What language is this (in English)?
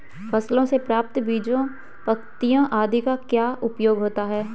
Hindi